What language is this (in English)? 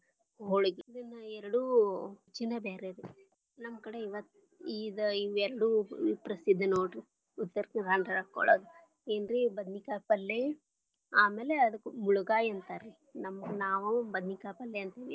Kannada